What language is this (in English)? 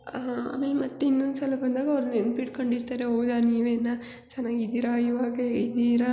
Kannada